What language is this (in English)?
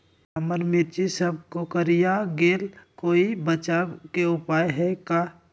Magahi